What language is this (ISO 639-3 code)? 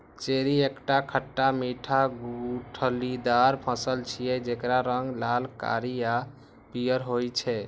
mai